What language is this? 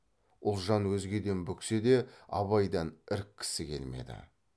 Kazakh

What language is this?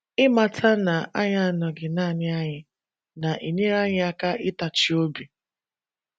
Igbo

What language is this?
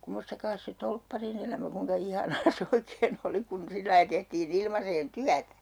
Finnish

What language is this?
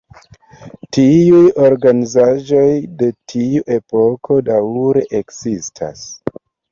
Esperanto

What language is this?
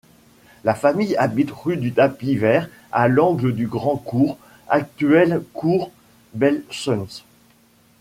French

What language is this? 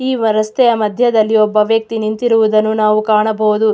Kannada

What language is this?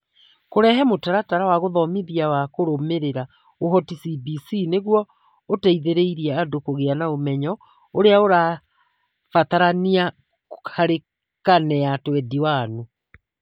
Kikuyu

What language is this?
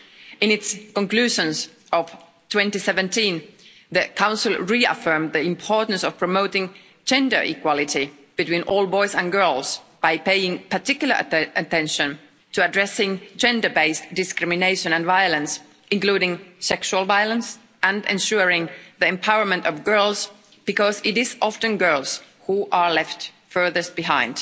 English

